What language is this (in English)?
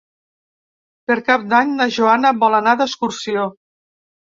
Catalan